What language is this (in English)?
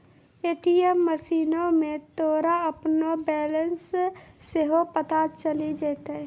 Maithili